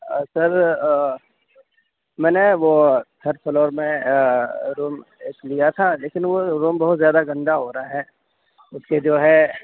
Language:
Urdu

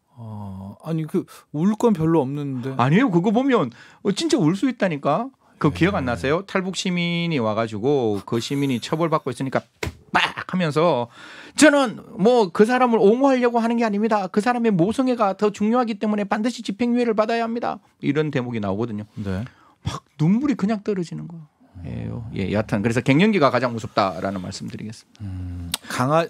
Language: Korean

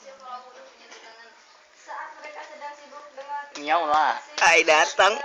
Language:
Indonesian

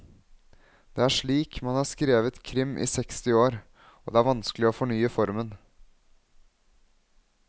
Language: Norwegian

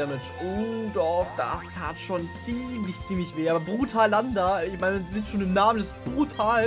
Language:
German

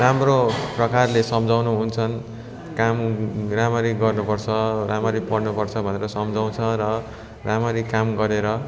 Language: Nepali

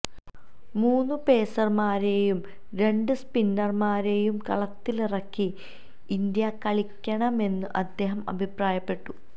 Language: Malayalam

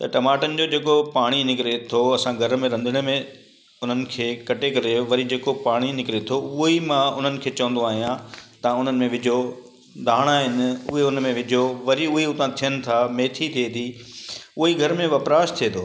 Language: Sindhi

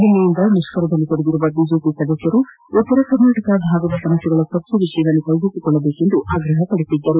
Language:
Kannada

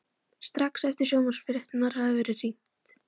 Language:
Icelandic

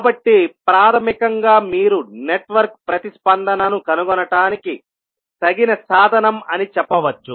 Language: Telugu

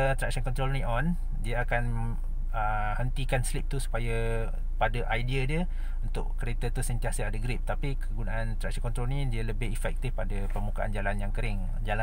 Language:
Malay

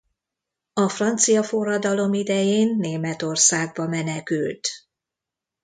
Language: Hungarian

